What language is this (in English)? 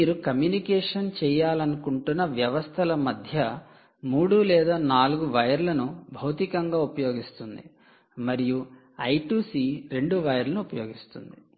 Telugu